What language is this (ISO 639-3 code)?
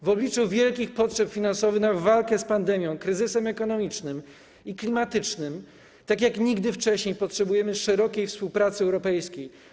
pol